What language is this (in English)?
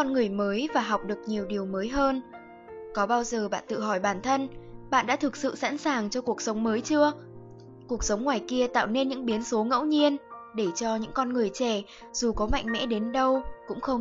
Vietnamese